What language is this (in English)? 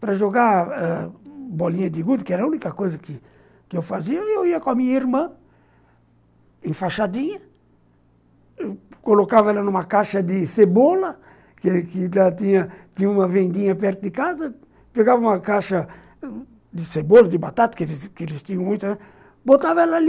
Portuguese